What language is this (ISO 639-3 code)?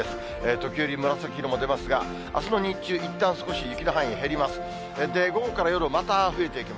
jpn